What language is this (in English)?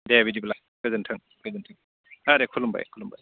Bodo